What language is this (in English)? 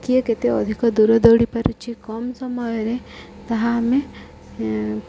Odia